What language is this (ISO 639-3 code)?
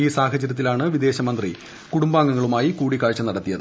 mal